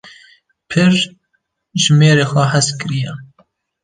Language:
Kurdish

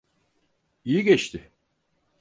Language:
Turkish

